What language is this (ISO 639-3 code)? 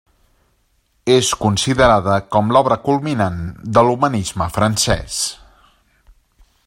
cat